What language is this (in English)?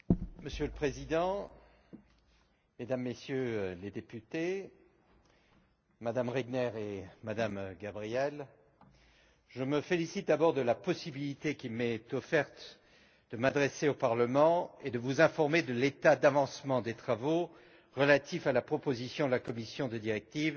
French